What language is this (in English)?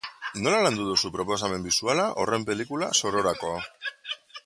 Basque